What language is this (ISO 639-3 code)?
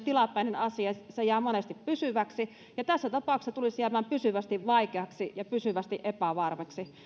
fin